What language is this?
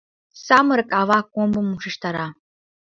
Mari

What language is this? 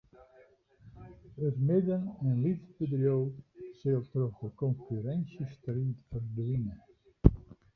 Western Frisian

